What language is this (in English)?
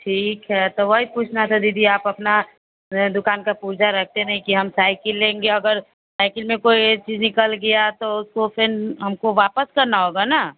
Hindi